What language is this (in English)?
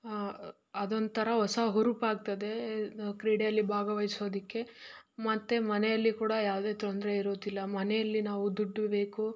Kannada